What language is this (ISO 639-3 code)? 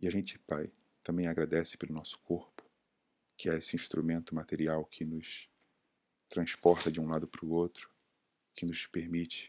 por